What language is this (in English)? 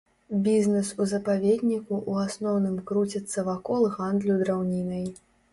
Belarusian